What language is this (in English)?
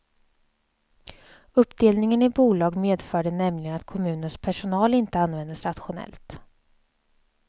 Swedish